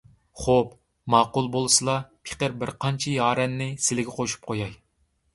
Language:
Uyghur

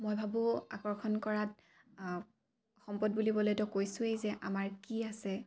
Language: Assamese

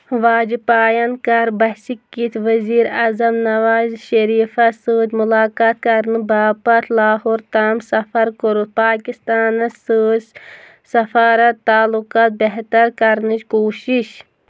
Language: Kashmiri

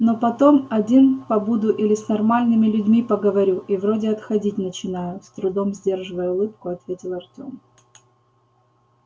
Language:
Russian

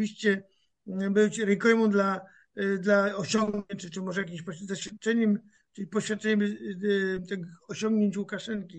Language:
Polish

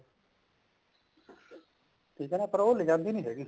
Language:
Punjabi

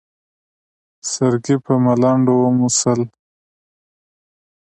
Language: Pashto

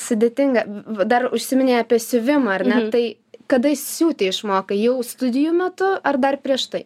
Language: Lithuanian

